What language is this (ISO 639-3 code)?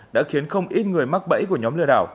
vie